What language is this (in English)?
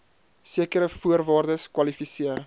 Afrikaans